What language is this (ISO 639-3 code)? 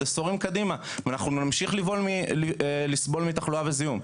heb